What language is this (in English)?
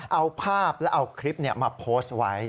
Thai